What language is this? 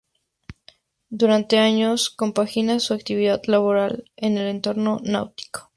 Spanish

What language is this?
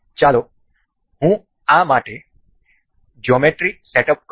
Gujarati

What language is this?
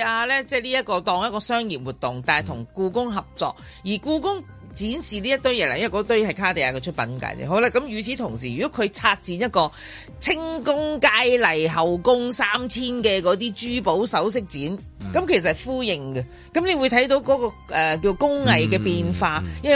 Chinese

